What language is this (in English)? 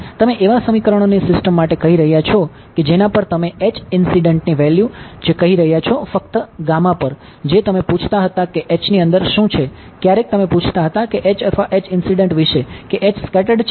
Gujarati